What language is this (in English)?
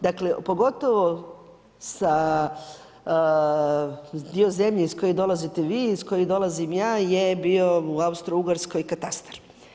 Croatian